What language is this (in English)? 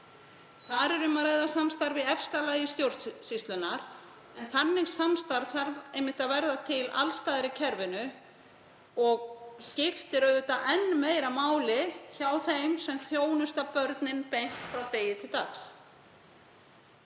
Icelandic